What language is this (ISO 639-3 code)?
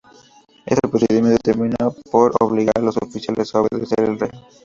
spa